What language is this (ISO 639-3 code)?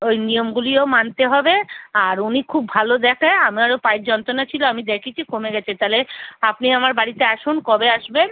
ben